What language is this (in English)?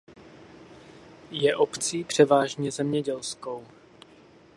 Czech